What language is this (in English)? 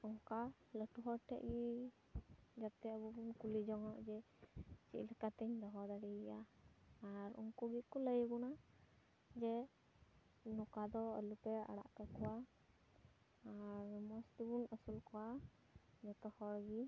Santali